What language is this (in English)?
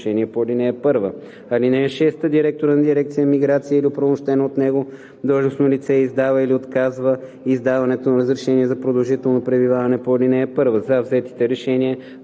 Bulgarian